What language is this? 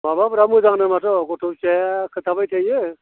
Bodo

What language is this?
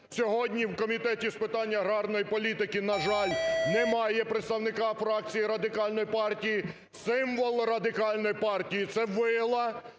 Ukrainian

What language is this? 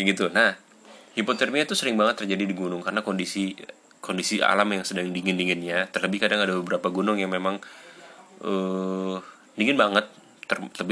Indonesian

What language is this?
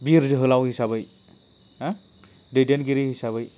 Bodo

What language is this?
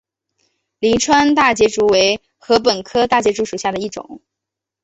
Chinese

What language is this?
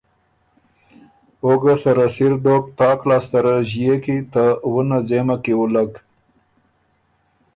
Ormuri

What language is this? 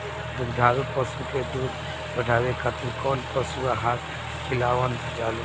Bhojpuri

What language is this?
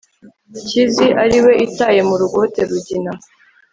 Kinyarwanda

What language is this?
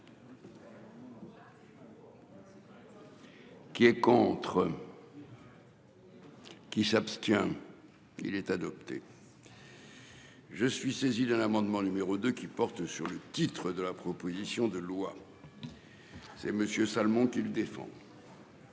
French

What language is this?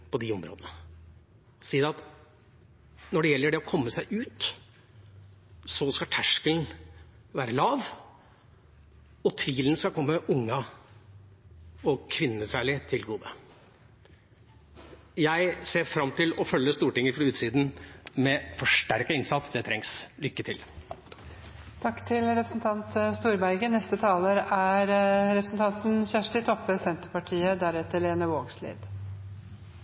Norwegian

